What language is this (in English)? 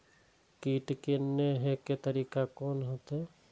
Maithili